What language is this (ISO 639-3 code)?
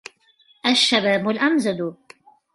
ara